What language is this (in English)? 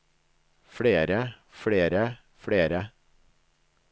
Norwegian